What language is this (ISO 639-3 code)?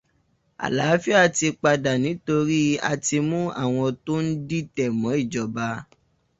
yor